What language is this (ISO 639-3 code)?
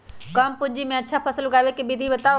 mag